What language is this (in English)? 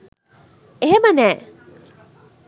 Sinhala